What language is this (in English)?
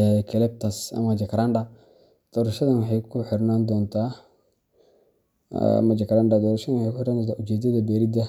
Somali